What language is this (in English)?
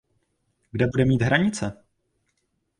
Czech